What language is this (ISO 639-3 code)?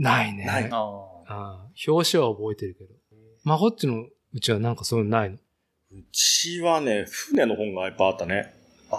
jpn